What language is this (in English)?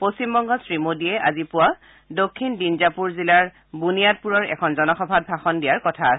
Assamese